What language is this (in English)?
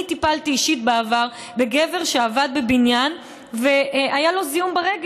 Hebrew